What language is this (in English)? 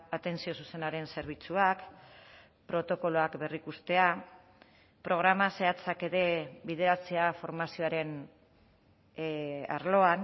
Basque